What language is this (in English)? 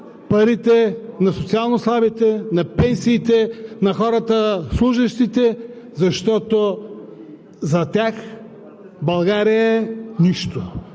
Bulgarian